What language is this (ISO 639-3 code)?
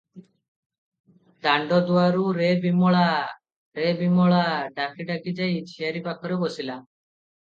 ori